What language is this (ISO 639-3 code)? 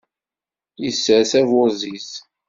kab